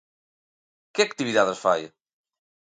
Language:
Galician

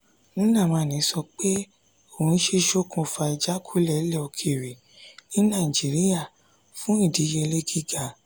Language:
Yoruba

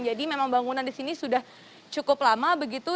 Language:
Indonesian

